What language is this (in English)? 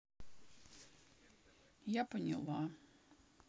Russian